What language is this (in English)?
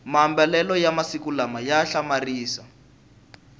Tsonga